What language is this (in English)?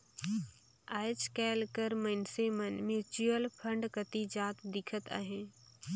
Chhattisgarhi